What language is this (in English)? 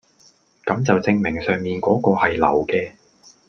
Cantonese